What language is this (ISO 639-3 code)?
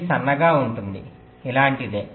tel